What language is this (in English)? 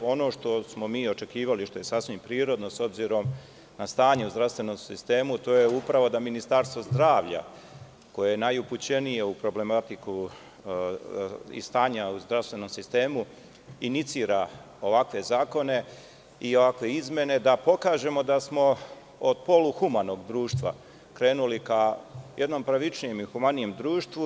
Serbian